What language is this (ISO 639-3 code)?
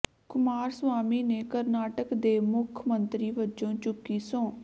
pan